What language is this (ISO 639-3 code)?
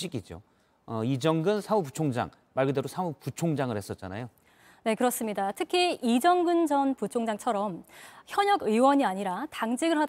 kor